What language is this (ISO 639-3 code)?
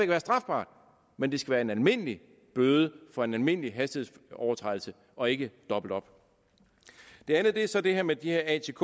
dan